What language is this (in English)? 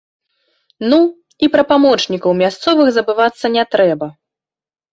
Belarusian